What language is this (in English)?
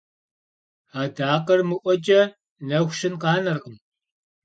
Kabardian